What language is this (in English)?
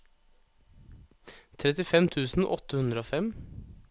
Norwegian